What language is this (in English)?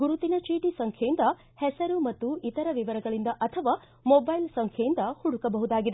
Kannada